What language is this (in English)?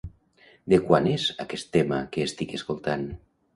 Catalan